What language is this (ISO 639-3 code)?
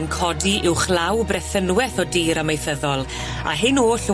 cym